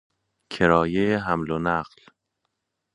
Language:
Persian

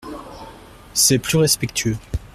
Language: French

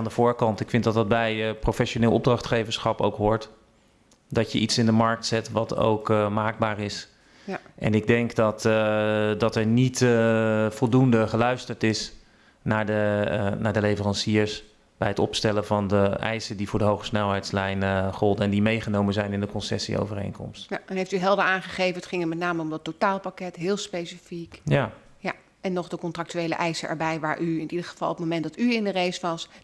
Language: Dutch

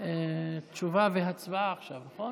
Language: Hebrew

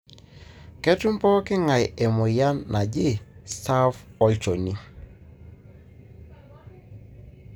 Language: Masai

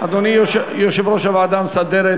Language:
Hebrew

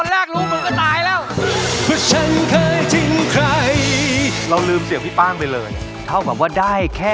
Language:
Thai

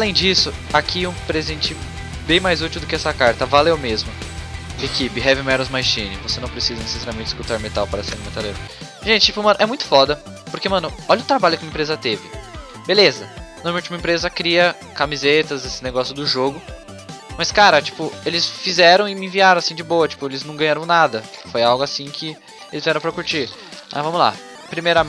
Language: Portuguese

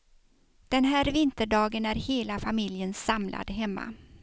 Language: Swedish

